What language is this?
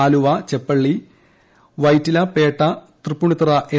Malayalam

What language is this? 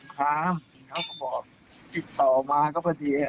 Thai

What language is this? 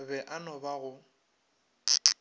Northern Sotho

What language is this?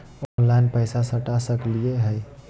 Magahi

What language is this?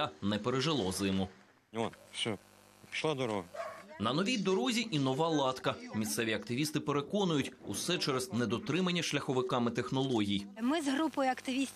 Ukrainian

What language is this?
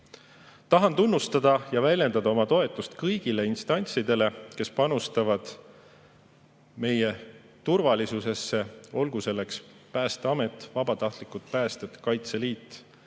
Estonian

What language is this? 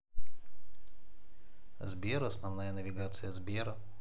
Russian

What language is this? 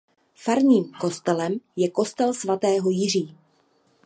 Czech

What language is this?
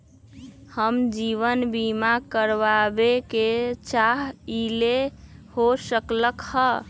Magahi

